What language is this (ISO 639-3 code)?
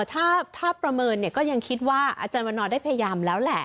tha